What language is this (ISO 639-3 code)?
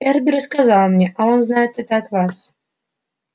rus